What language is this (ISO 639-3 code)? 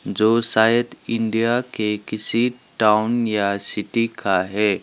hin